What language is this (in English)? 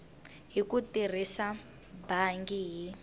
Tsonga